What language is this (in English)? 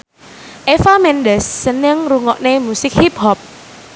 Javanese